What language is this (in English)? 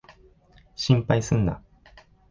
Japanese